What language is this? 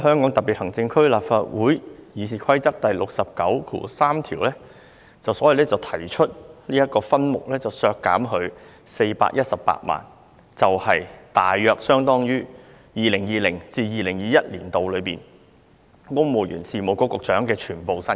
Cantonese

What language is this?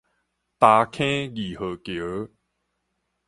Min Nan Chinese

